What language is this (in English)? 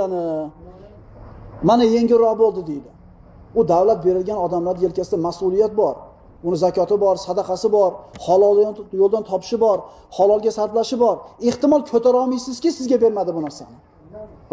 Turkish